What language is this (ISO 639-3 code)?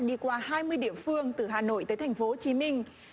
vie